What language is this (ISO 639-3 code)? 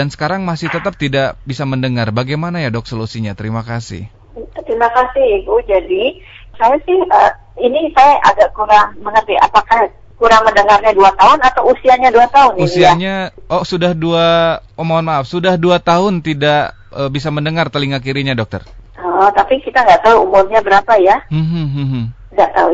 ind